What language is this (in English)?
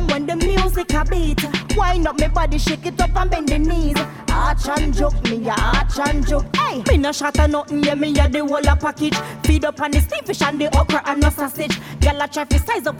English